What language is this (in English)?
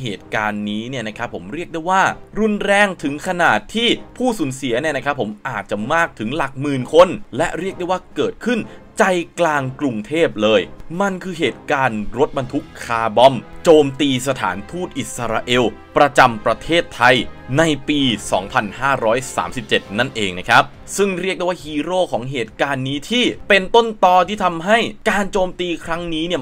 Thai